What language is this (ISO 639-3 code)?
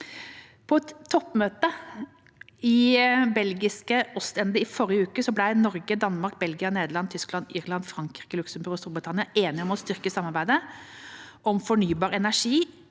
nor